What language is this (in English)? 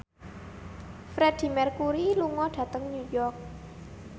Javanese